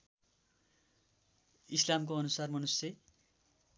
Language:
Nepali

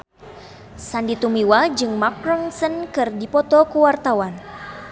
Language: Sundanese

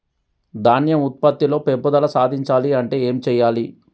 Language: Telugu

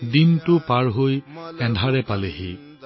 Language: Assamese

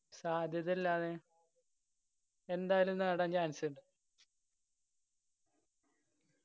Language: Malayalam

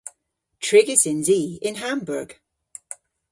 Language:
Cornish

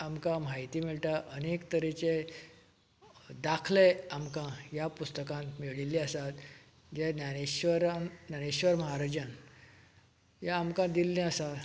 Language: Konkani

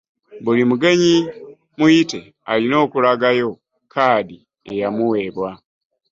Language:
Ganda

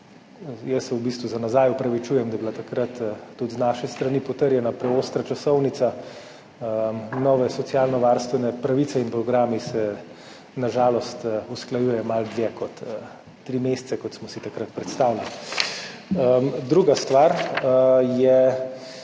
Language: Slovenian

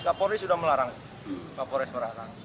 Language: Indonesian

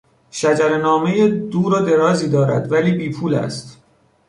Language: Persian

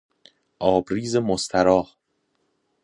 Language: Persian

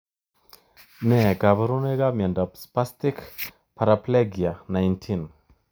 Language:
Kalenjin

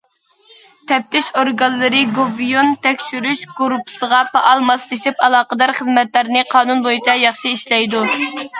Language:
Uyghur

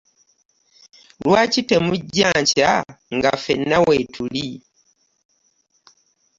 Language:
Ganda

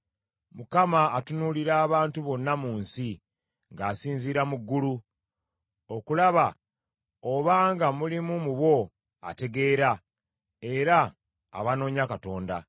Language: Ganda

